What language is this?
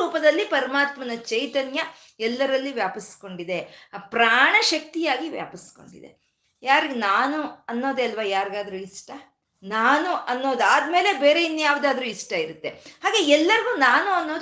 Kannada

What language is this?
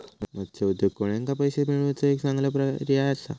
Marathi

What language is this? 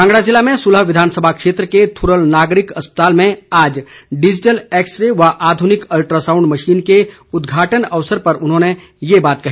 Hindi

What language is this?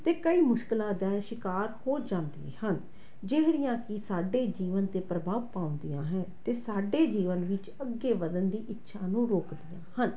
Punjabi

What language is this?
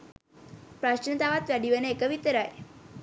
Sinhala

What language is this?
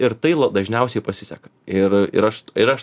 Lithuanian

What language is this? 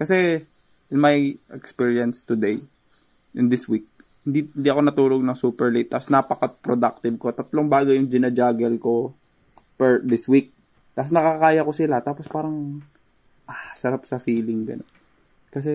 Filipino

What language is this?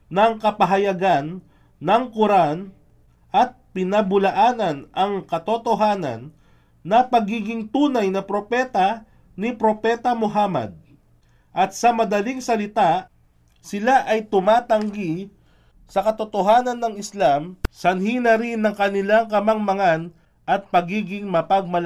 Filipino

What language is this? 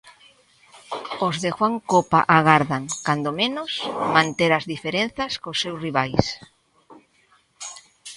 Galician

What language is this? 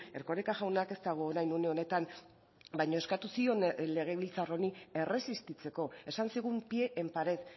Basque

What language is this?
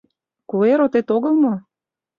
Mari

